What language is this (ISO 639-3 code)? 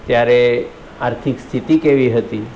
guj